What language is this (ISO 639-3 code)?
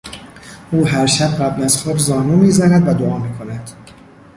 fas